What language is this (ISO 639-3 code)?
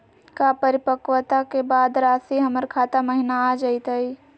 mag